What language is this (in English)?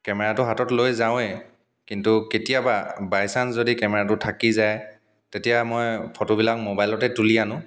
Assamese